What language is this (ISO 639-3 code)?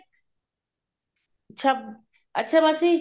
pan